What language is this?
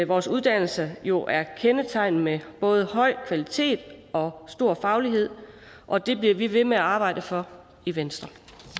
Danish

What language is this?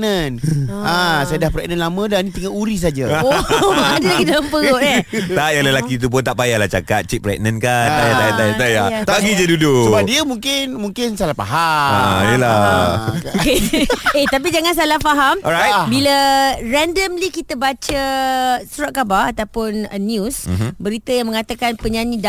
Malay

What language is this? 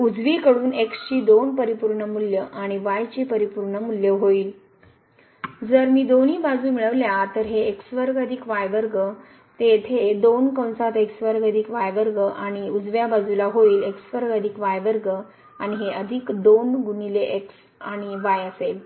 Marathi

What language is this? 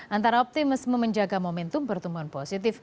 Indonesian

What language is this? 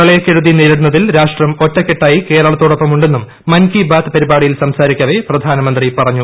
Malayalam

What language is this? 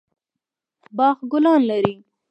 Pashto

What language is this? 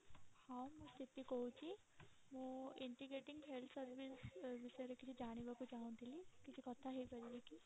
Odia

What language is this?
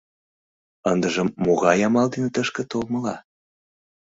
Mari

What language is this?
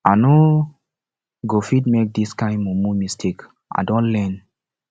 Nigerian Pidgin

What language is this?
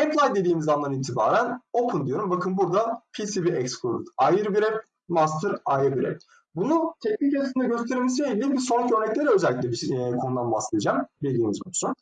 Turkish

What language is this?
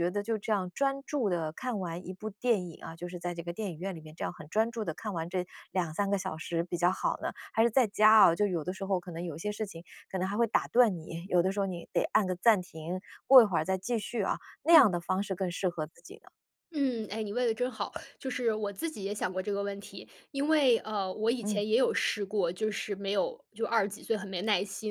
Chinese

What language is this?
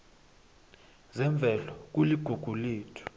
South Ndebele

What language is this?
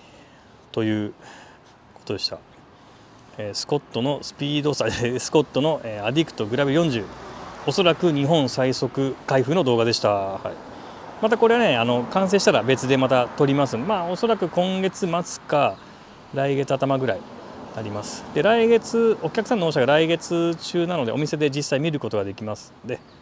Japanese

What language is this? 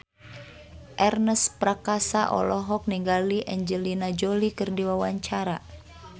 Sundanese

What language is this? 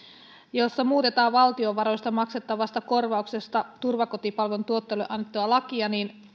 Finnish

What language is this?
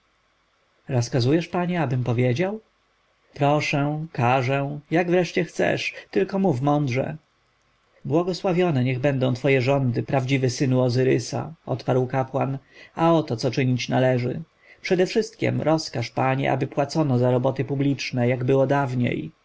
Polish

